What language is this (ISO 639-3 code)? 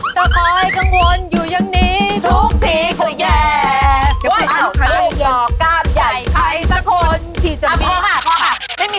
tha